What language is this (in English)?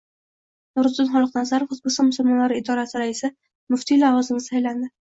Uzbek